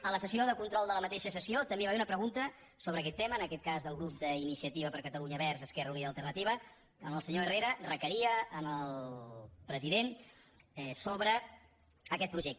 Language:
Catalan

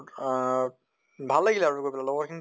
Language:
Assamese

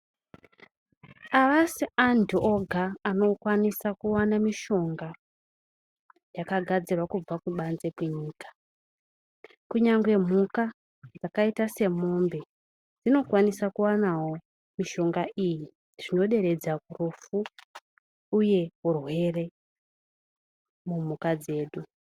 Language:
Ndau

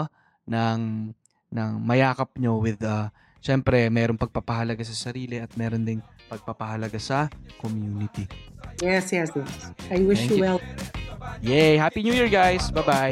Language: Filipino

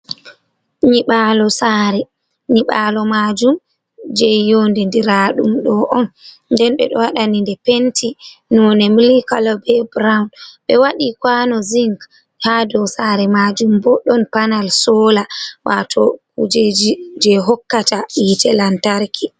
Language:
Fula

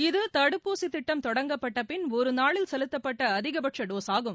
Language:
Tamil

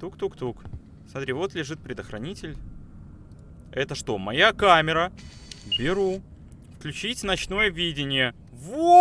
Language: Russian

